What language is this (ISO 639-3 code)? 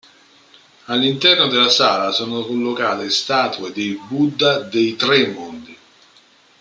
ita